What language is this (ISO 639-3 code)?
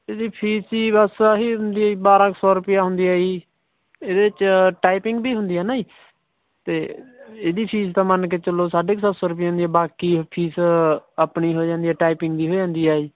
pan